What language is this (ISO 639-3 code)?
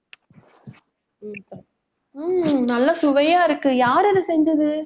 tam